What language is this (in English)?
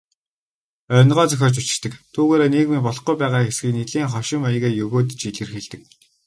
Mongolian